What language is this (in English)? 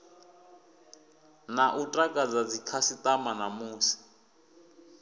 Venda